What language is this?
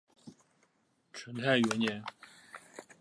Chinese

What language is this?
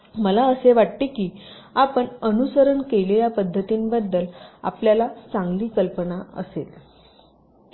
Marathi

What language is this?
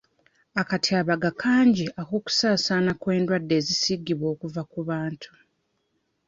Ganda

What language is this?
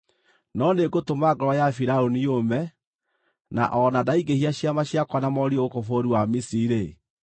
Kikuyu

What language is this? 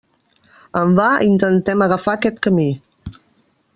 Catalan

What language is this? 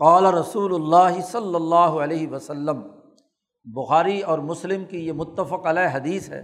Urdu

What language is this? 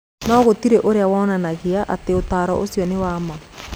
Kikuyu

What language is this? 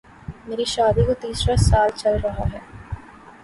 Urdu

